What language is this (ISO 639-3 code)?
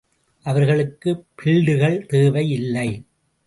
tam